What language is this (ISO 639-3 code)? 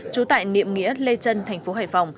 vie